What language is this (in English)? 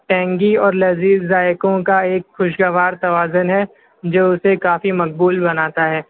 Urdu